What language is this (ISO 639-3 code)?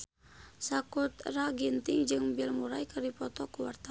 sun